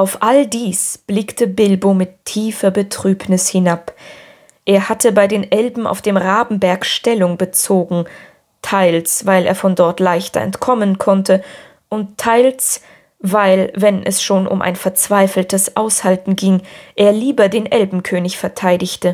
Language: German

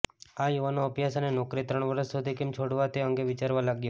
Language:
Gujarati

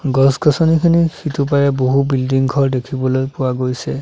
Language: Assamese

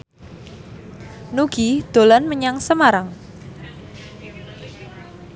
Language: Javanese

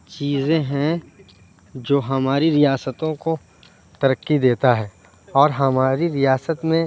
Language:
Urdu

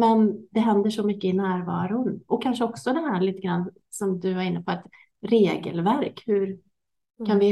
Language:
Swedish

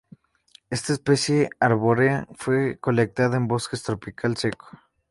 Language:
Spanish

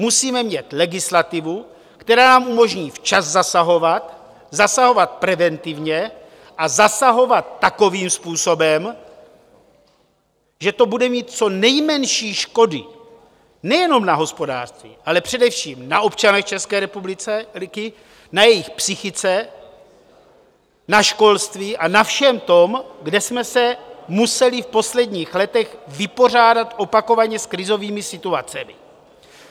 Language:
Czech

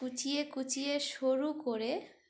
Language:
Bangla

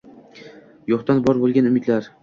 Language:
Uzbek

